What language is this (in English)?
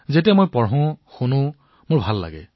Assamese